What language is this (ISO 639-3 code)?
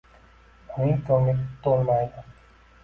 uzb